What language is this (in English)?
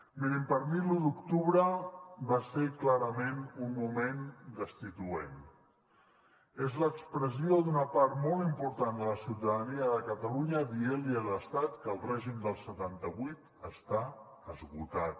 Catalan